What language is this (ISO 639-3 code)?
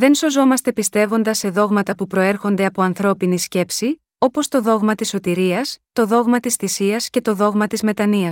ell